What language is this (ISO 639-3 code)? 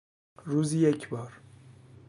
fas